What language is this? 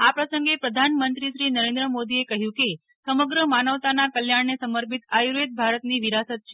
Gujarati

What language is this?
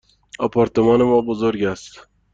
Persian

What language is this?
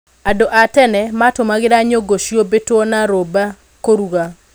Kikuyu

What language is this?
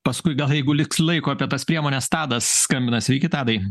Lithuanian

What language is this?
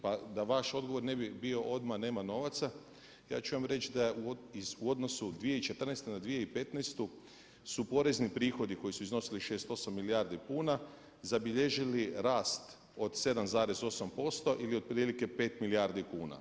Croatian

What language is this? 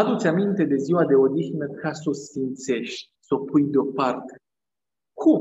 Romanian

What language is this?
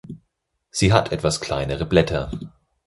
German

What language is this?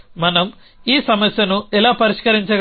Telugu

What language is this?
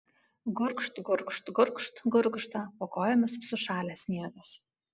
Lithuanian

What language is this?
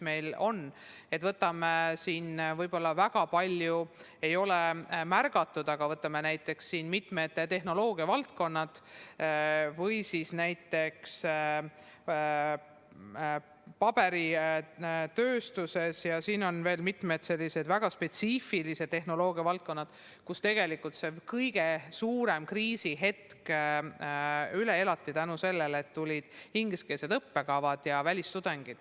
Estonian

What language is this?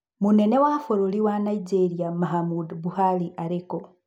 Kikuyu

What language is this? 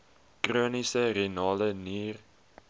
Afrikaans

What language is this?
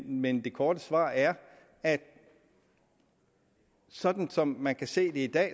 Danish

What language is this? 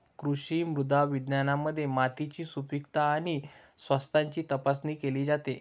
Marathi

